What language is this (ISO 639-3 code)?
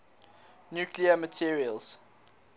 eng